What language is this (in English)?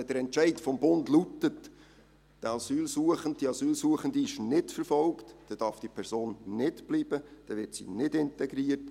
Swiss German